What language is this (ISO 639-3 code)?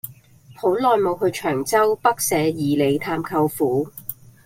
yue